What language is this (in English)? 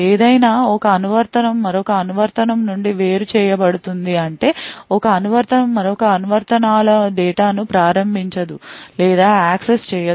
Telugu